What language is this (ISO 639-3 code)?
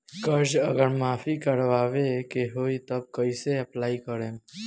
bho